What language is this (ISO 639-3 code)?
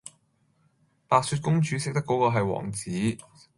yue